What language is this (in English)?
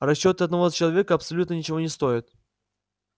Russian